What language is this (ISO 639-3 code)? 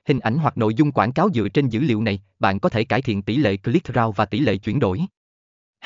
vie